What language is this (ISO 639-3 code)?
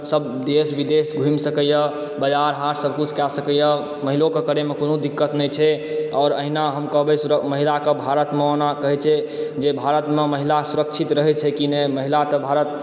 mai